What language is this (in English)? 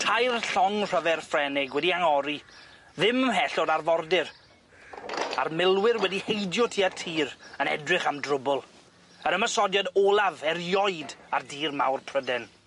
Welsh